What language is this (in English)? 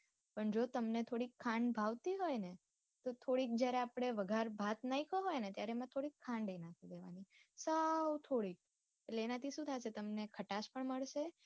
Gujarati